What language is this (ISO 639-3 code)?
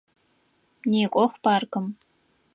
ady